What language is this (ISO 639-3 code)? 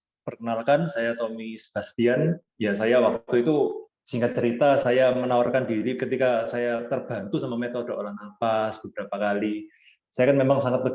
ind